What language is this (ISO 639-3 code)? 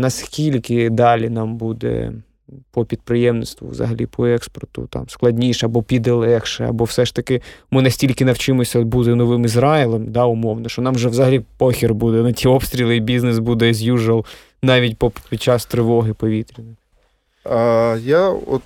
ukr